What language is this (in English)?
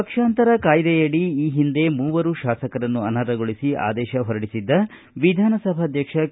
Kannada